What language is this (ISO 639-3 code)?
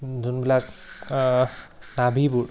asm